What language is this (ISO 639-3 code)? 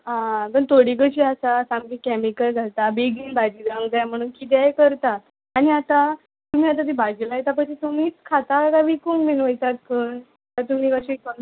kok